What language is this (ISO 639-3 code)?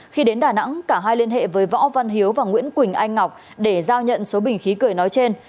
vie